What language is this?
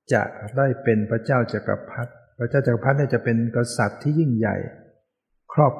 Thai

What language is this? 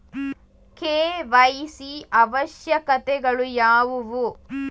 Kannada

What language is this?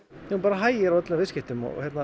Icelandic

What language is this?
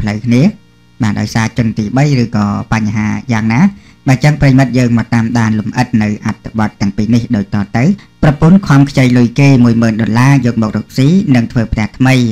Thai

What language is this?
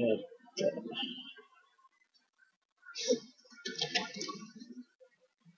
Japanese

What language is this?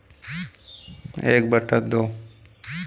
Hindi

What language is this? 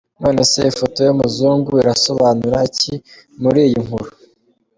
Kinyarwanda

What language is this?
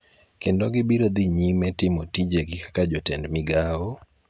Luo (Kenya and Tanzania)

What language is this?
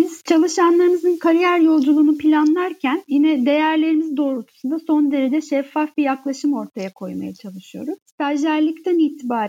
Turkish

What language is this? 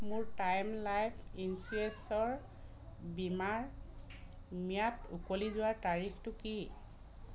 Assamese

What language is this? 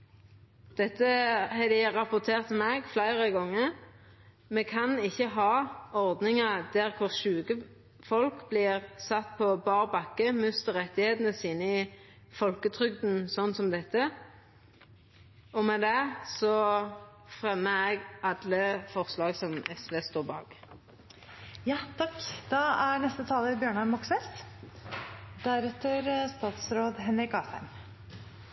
Norwegian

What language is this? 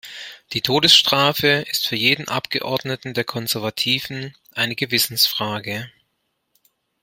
German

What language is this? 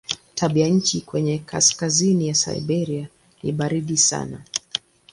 Swahili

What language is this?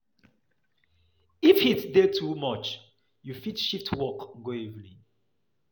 Nigerian Pidgin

